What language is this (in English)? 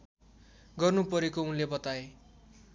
Nepali